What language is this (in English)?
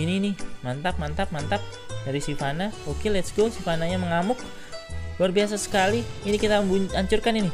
Indonesian